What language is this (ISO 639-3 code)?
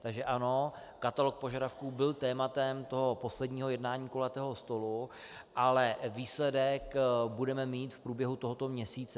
ces